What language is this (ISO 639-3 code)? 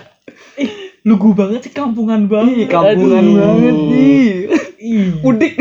ind